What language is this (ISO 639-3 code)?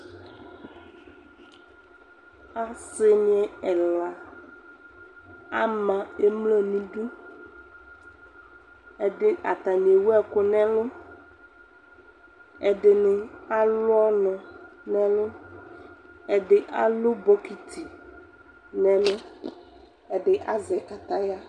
kpo